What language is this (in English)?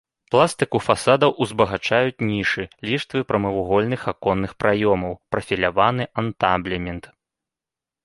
Belarusian